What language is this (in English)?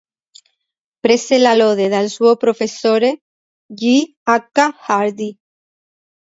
Italian